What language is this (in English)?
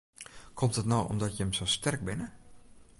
Western Frisian